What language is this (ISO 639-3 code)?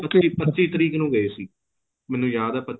pan